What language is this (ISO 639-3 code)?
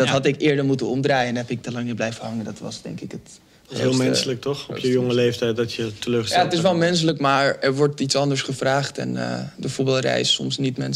nld